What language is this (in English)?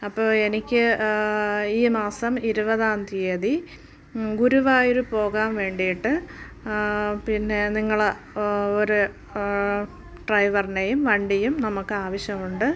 Malayalam